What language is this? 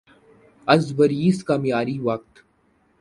Urdu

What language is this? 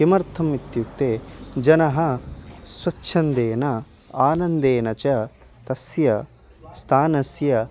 Sanskrit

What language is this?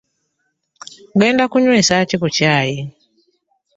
Ganda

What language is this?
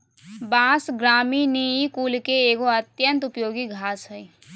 Magahi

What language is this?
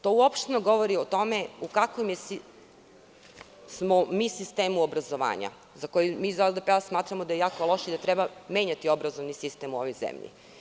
Serbian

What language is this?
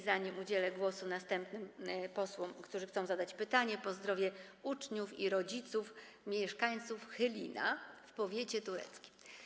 Polish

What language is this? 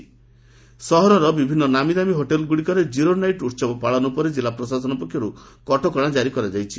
Odia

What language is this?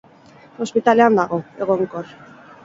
Basque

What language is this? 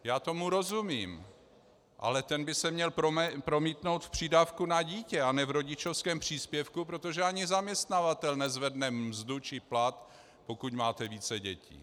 Czech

